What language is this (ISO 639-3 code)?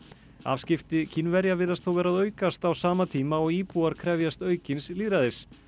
isl